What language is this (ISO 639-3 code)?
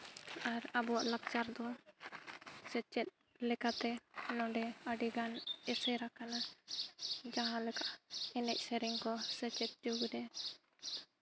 sat